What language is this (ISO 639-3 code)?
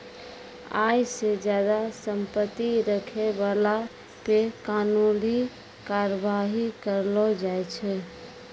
mai